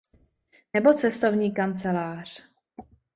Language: Czech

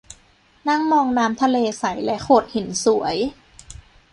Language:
Thai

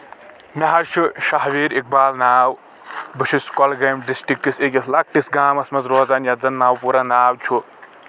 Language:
Kashmiri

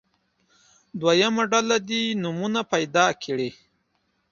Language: Pashto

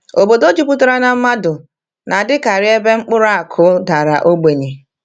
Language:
Igbo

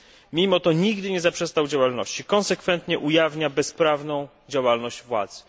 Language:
Polish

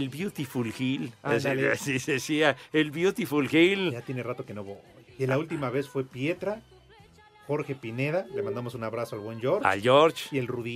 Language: Spanish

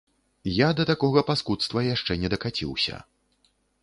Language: Belarusian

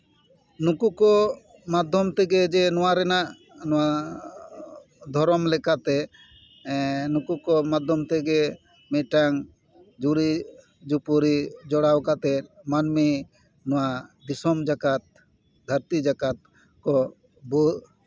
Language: Santali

